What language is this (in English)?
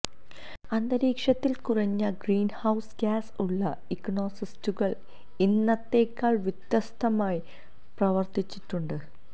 Malayalam